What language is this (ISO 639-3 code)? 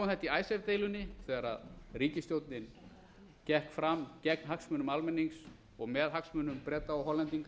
isl